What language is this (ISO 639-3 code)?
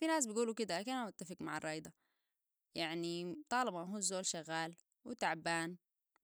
apd